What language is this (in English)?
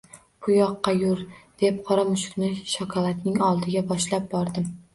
Uzbek